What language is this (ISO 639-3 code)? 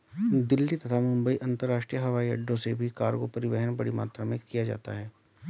hin